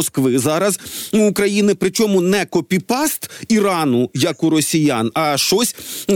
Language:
Ukrainian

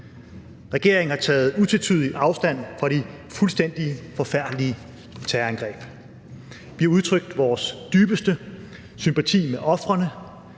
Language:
Danish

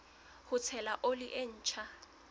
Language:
Southern Sotho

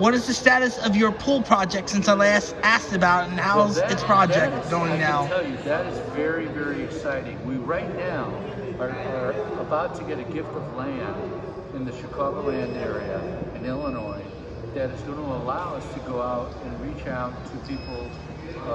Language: English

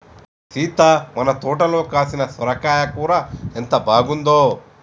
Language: Telugu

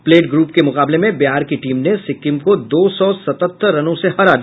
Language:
Hindi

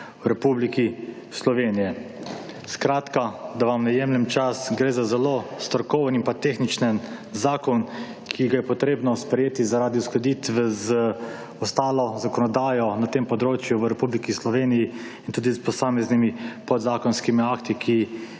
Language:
Slovenian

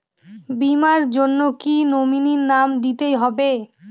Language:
Bangla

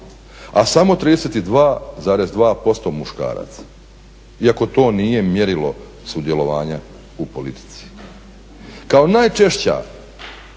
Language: Croatian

